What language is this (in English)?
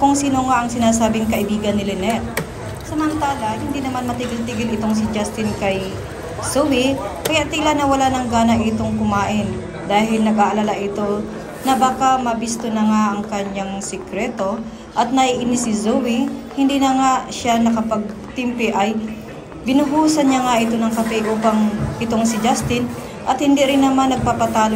Filipino